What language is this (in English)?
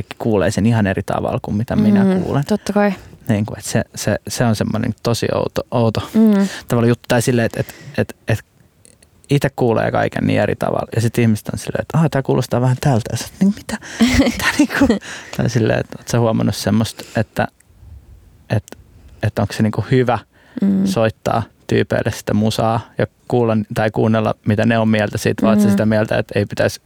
Finnish